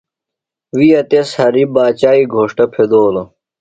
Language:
Phalura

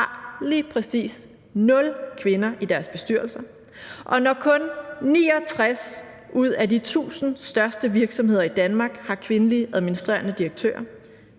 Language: Danish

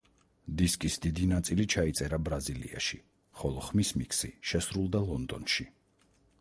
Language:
Georgian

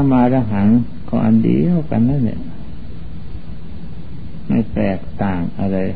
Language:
Thai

